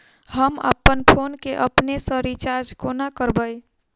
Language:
Maithili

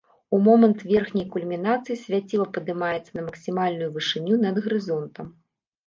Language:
Belarusian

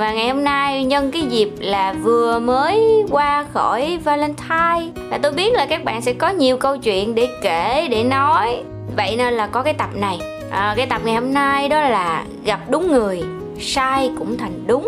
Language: Vietnamese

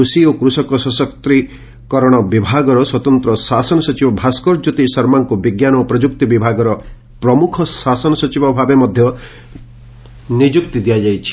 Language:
Odia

